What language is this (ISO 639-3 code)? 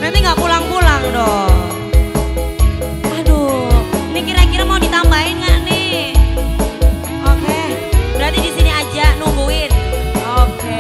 ind